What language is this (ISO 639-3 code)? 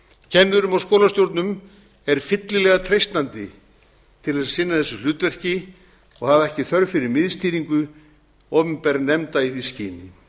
isl